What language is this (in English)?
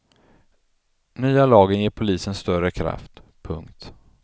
Swedish